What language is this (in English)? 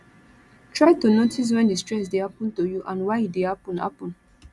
Nigerian Pidgin